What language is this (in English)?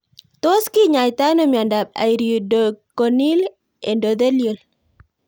Kalenjin